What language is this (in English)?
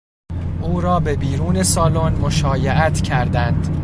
Persian